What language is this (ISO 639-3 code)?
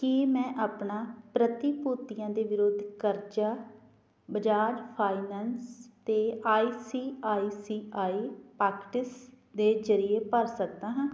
pan